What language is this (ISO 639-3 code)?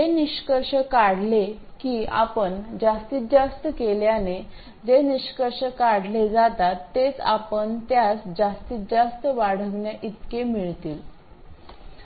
mar